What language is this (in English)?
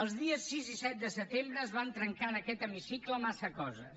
Catalan